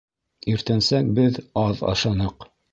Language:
Bashkir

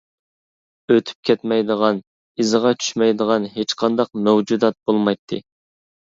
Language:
Uyghur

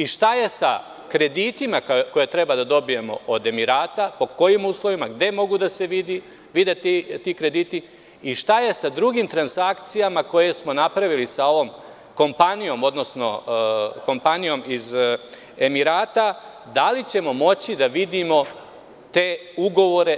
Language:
Serbian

